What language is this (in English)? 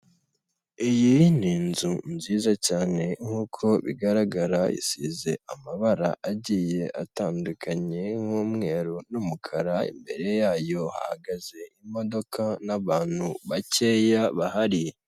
Kinyarwanda